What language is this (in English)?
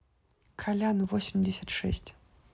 Russian